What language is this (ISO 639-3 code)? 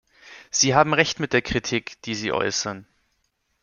deu